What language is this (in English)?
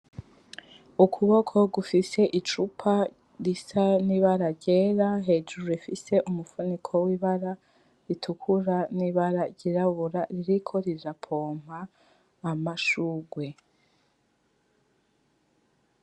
Rundi